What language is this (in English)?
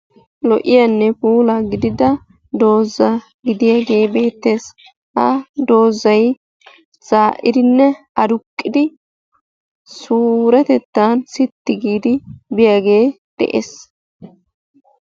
Wolaytta